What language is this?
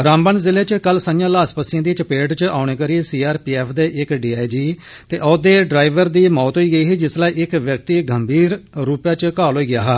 Dogri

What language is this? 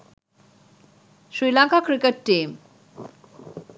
Sinhala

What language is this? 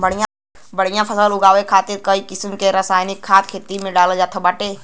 Bhojpuri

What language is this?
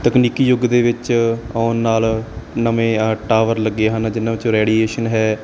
Punjabi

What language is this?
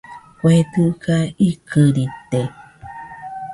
Nüpode Huitoto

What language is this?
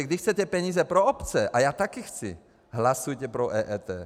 Czech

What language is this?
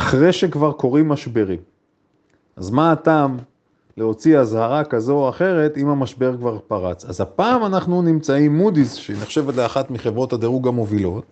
Hebrew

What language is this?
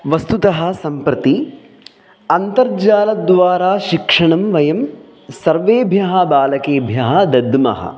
Sanskrit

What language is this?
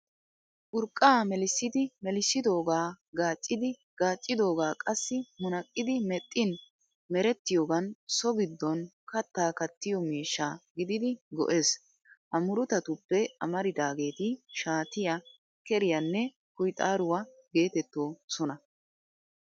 Wolaytta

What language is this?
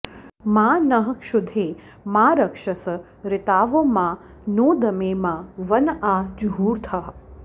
Sanskrit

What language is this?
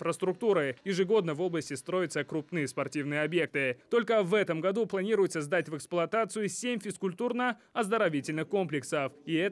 Russian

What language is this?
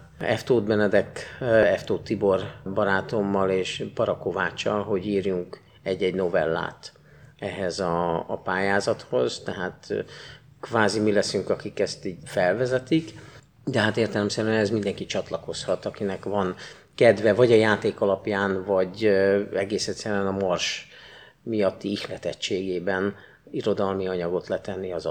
Hungarian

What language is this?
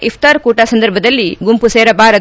Kannada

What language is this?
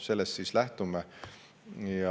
Estonian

